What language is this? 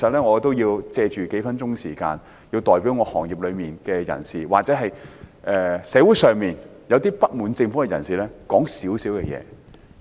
Cantonese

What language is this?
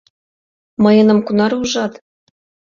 Mari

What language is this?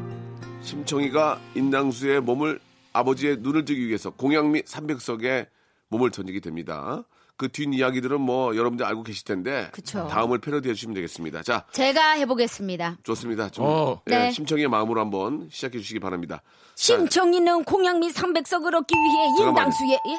Korean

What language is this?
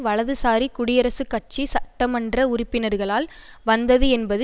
Tamil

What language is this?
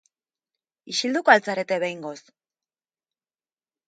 Basque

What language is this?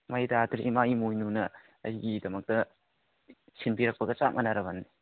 Manipuri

